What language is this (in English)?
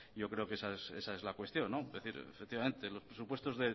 Spanish